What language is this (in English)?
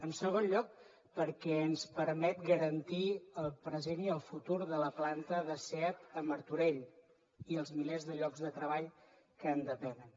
Catalan